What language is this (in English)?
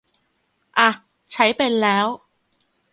Thai